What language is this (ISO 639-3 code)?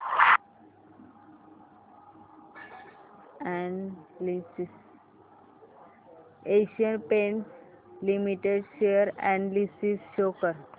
mar